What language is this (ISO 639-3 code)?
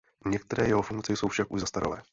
ces